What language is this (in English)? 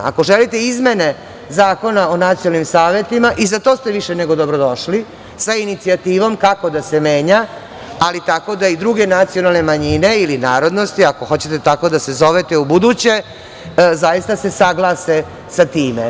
Serbian